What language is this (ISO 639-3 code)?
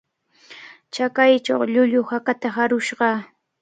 qvl